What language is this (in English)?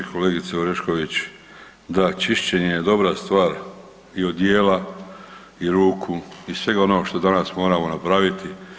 Croatian